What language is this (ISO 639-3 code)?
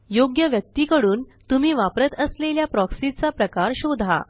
mar